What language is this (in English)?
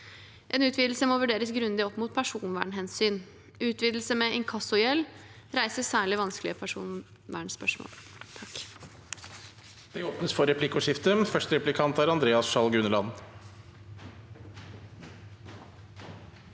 Norwegian